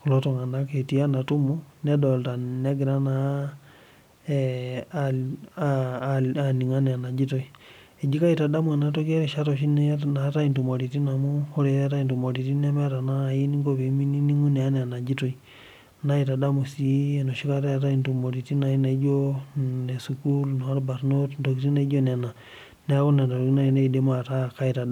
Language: Masai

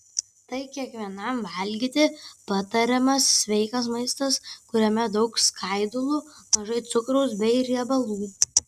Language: Lithuanian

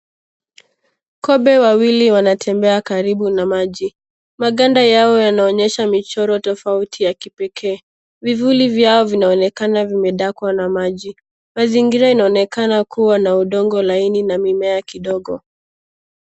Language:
Swahili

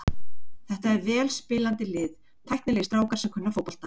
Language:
Icelandic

